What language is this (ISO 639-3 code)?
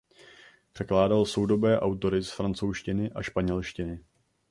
ces